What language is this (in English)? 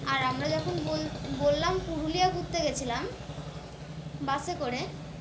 Bangla